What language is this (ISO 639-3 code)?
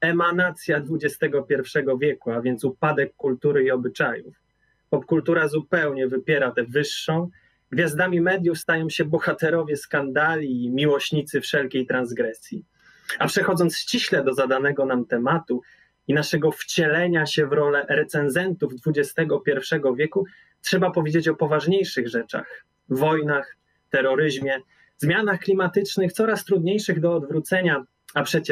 pol